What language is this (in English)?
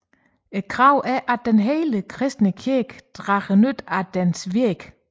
Danish